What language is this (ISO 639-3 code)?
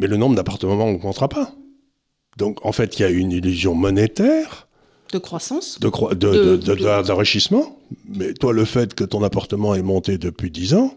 fra